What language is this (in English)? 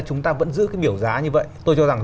Vietnamese